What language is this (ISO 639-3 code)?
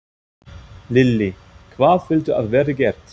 isl